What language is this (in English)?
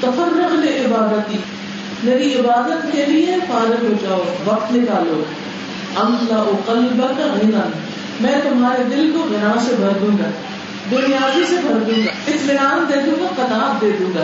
Urdu